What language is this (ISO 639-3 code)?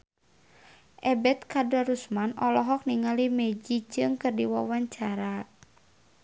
sun